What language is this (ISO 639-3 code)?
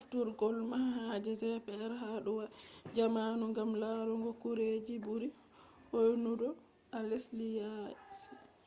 ful